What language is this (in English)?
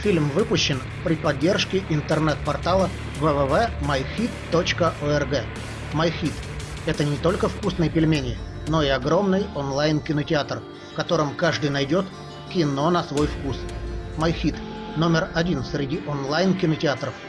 Russian